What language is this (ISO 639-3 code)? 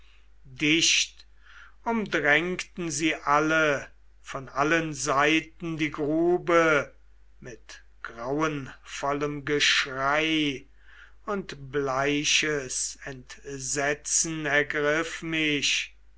deu